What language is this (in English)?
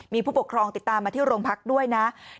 Thai